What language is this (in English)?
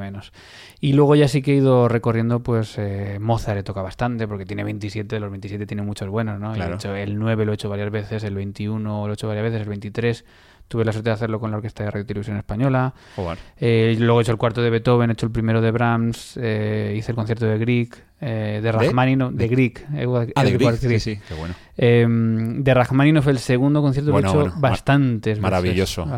Spanish